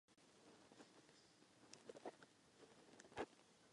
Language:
Czech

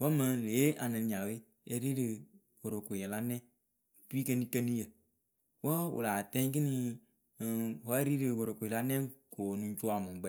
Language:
Akebu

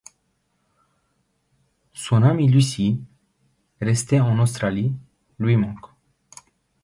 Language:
French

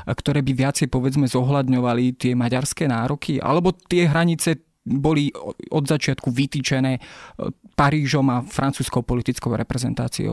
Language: Slovak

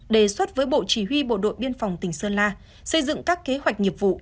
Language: Vietnamese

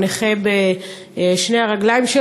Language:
Hebrew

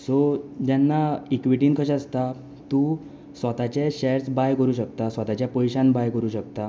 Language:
Konkani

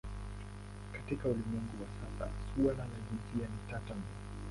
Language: Swahili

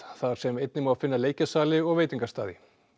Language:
Icelandic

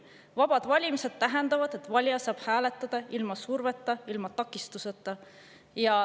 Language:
Estonian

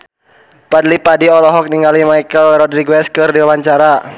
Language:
Sundanese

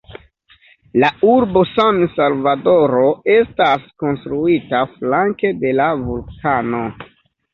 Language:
Esperanto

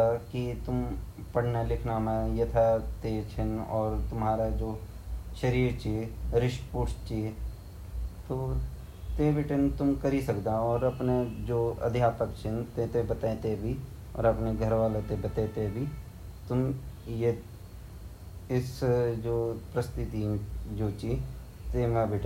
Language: Garhwali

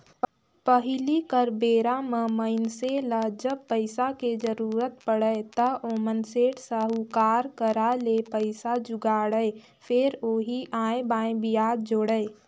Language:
Chhattisgarhi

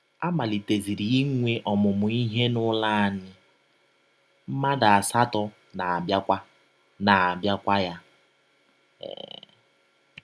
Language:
Igbo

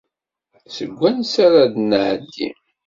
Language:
Kabyle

